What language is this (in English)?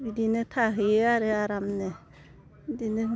Bodo